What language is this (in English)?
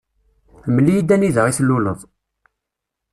Kabyle